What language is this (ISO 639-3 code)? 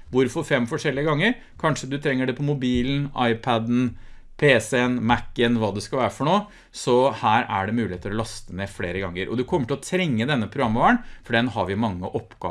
nor